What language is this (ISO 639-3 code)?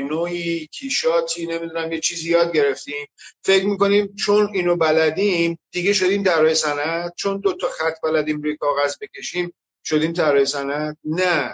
fas